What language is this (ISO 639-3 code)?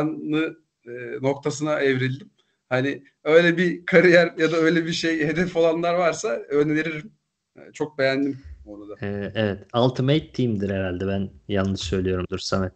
tur